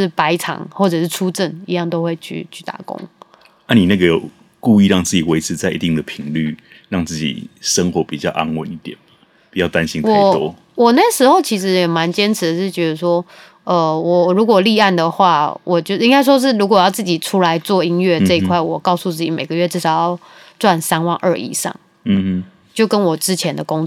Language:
Chinese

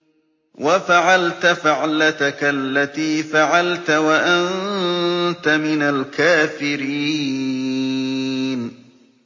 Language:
Arabic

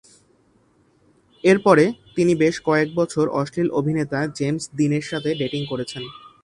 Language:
Bangla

